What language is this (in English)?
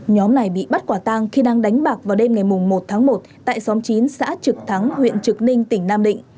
Vietnamese